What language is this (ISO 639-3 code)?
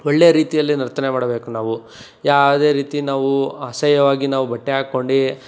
kan